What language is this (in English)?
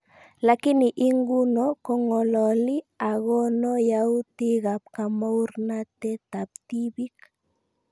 Kalenjin